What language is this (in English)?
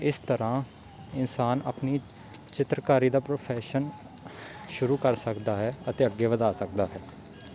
Punjabi